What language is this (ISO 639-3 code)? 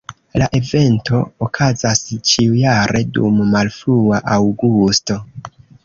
epo